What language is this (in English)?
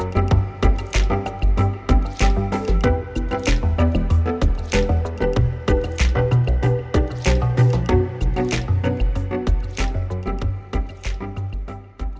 Vietnamese